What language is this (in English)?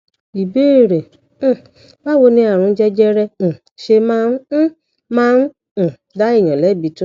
Yoruba